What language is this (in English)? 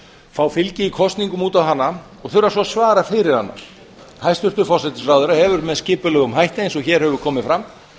Icelandic